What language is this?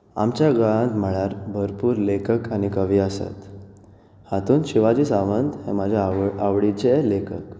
Konkani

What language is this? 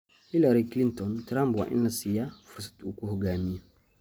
Somali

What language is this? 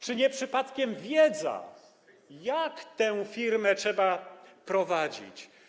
Polish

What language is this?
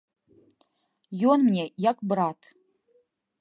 Belarusian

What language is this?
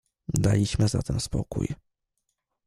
Polish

